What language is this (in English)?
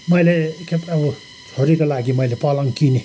Nepali